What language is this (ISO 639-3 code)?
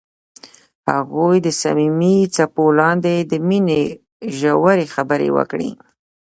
pus